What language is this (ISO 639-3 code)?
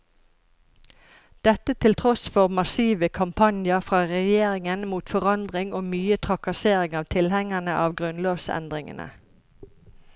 nor